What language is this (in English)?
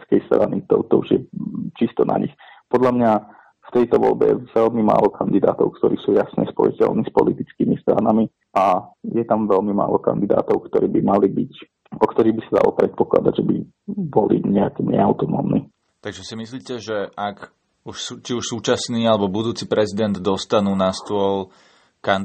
Slovak